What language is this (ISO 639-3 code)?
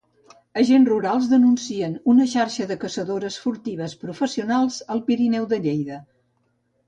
cat